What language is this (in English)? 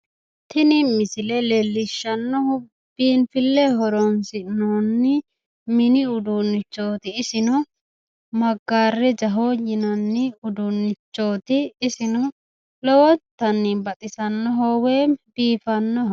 Sidamo